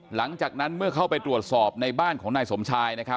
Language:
Thai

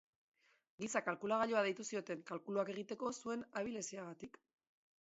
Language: Basque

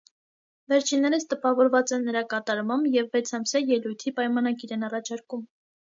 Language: Armenian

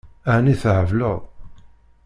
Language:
Kabyle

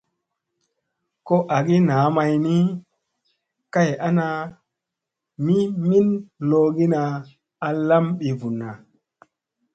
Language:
Musey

